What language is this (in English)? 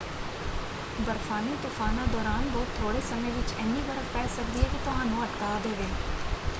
Punjabi